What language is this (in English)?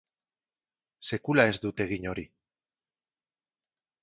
Basque